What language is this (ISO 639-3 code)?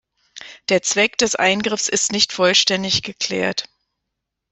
deu